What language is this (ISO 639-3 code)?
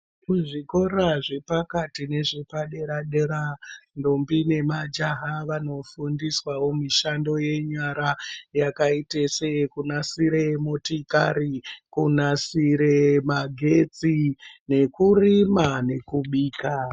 ndc